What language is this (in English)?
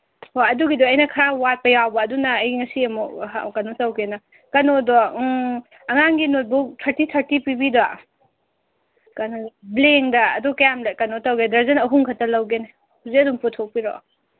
Manipuri